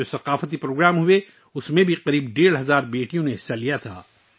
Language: Urdu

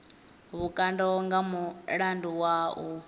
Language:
Venda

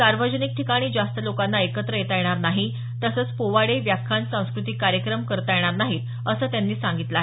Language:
Marathi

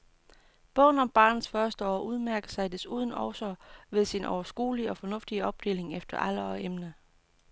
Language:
Danish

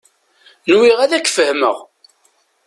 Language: Kabyle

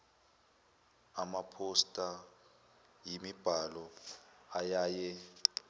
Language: Zulu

